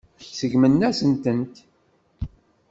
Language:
Kabyle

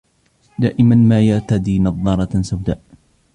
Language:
Arabic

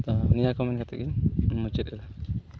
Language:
Santali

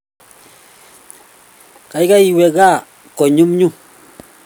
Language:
Kalenjin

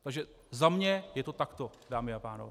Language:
Czech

